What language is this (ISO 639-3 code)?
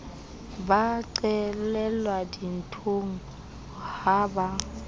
sot